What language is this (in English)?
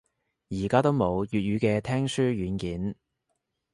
Cantonese